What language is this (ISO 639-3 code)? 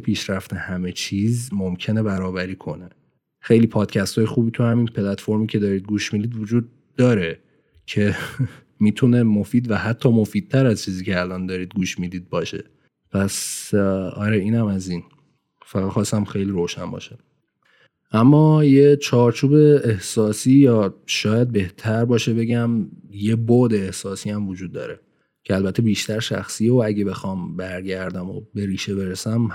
fas